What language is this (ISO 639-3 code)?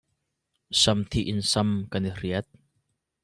cnh